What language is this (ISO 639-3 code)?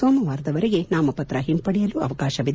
kan